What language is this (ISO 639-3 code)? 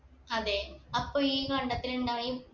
mal